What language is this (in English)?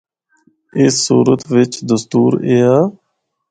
Northern Hindko